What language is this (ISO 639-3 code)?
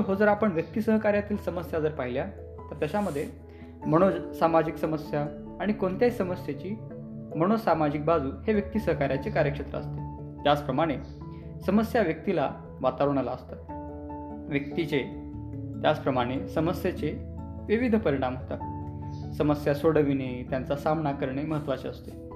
mar